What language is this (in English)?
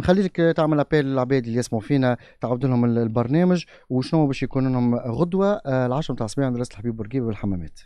Arabic